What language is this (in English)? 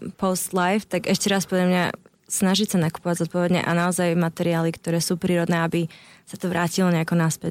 Slovak